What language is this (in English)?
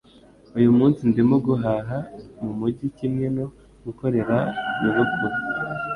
Kinyarwanda